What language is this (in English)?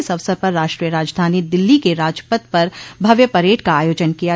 Hindi